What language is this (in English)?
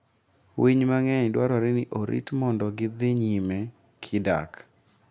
Luo (Kenya and Tanzania)